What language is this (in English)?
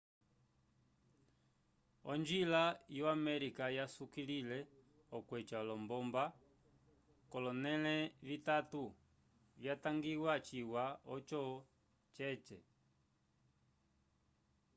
Umbundu